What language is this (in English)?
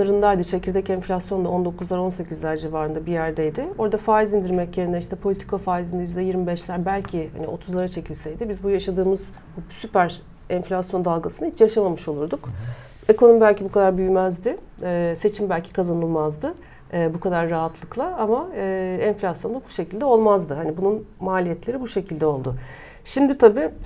Turkish